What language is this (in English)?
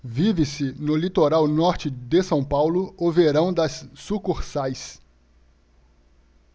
Portuguese